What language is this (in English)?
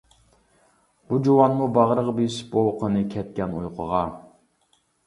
Uyghur